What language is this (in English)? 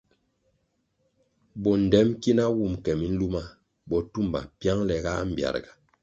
Kwasio